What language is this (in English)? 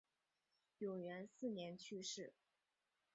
Chinese